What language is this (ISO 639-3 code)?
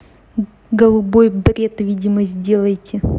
rus